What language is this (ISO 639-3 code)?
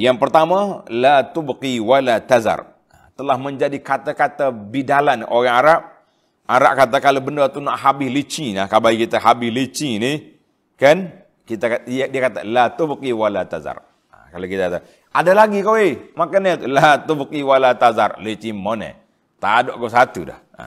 msa